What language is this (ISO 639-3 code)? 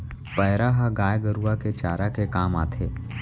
hne